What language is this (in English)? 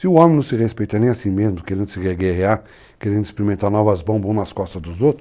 Portuguese